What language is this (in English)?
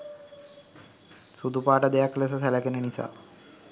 Sinhala